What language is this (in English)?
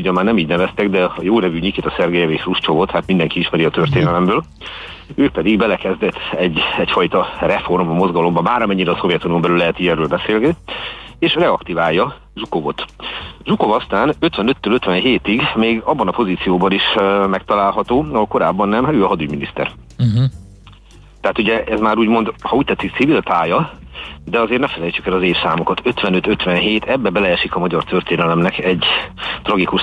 Hungarian